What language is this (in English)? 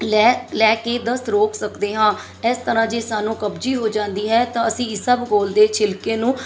Punjabi